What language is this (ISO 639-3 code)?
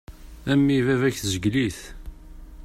kab